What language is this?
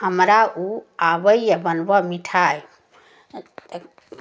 Maithili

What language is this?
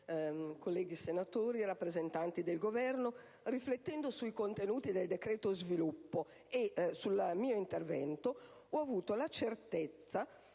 Italian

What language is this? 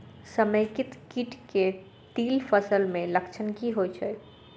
Maithili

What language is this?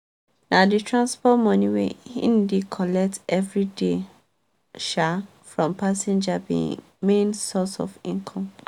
Nigerian Pidgin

